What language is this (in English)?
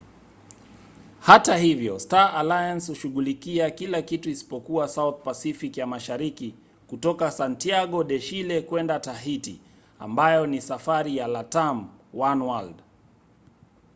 Swahili